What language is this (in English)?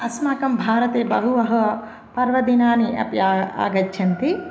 Sanskrit